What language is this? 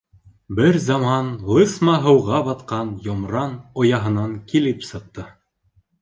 Bashkir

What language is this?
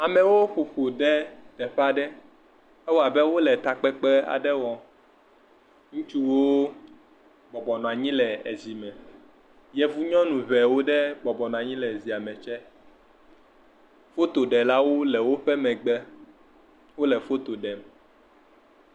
Ewe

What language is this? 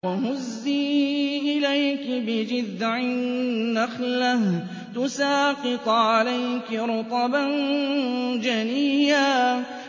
Arabic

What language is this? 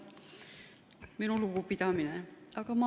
Estonian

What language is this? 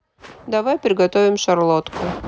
Russian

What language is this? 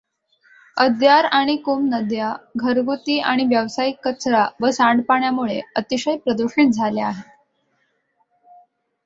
Marathi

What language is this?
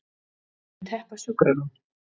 Icelandic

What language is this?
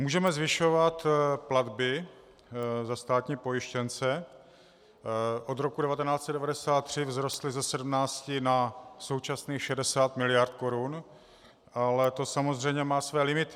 Czech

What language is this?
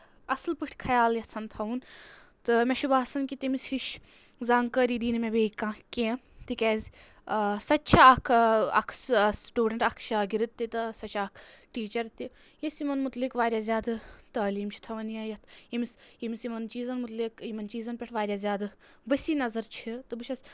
Kashmiri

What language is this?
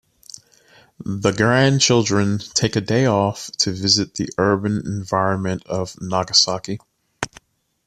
English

